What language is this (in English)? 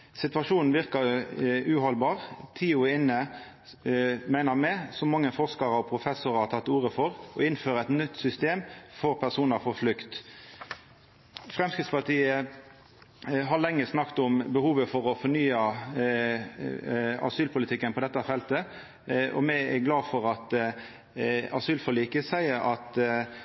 Norwegian Nynorsk